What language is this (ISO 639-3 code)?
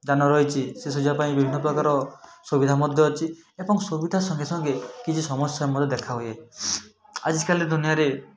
ori